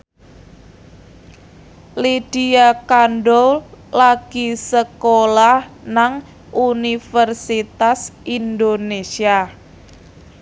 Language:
Javanese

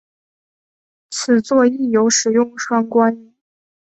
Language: Chinese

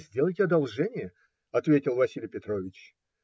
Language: Russian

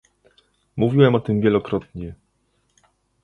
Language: Polish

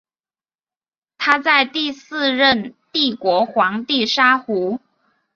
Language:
Chinese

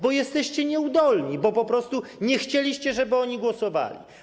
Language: Polish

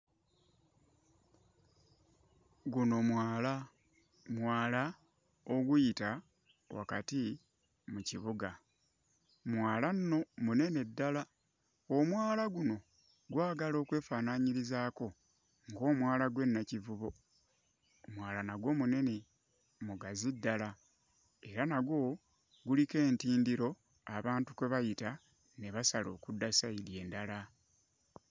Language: Ganda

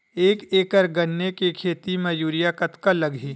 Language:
Chhattisgarhi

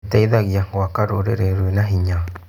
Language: Kikuyu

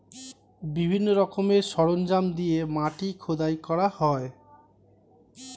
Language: Bangla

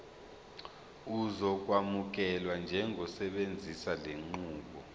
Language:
Zulu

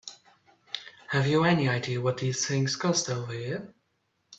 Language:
English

